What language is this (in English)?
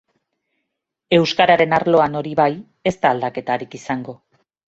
Basque